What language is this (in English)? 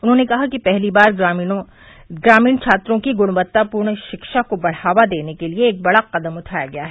Hindi